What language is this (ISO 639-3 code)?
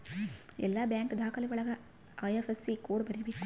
kan